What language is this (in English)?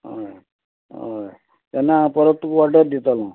Konkani